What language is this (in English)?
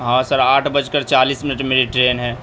Urdu